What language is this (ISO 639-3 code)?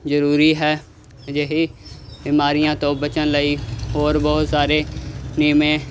pan